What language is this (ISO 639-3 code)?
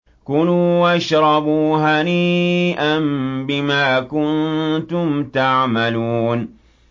ara